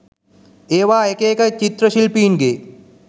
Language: Sinhala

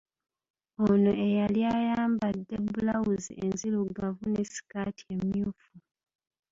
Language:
Ganda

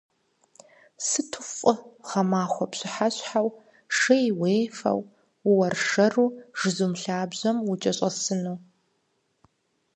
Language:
Kabardian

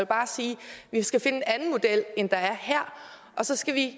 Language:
Danish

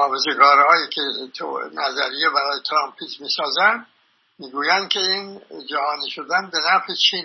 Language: Persian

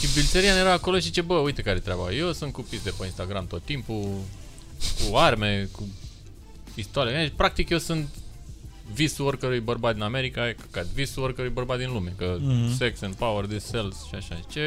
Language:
Romanian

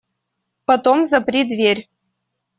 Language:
Russian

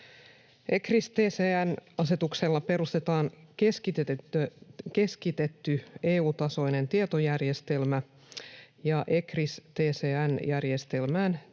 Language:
Finnish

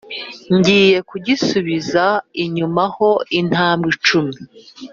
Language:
Kinyarwanda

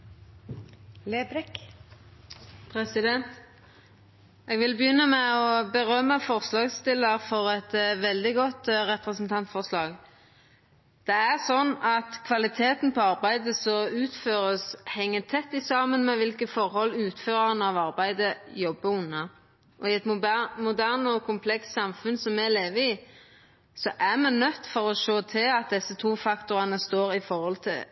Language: Norwegian Nynorsk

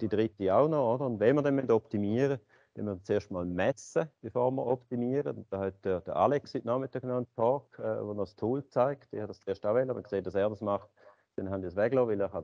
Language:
German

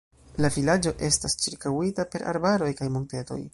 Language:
Esperanto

